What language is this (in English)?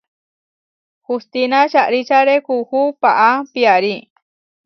Huarijio